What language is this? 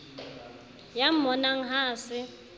Southern Sotho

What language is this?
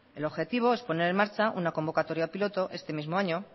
Spanish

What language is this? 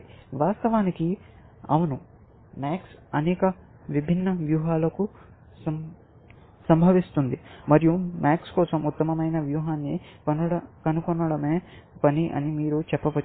Telugu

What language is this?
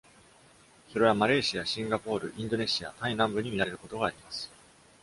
Japanese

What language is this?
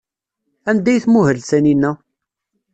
Kabyle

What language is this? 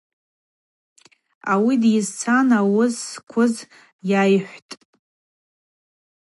Abaza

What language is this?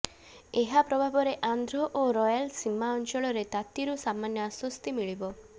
Odia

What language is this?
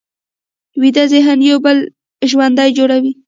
Pashto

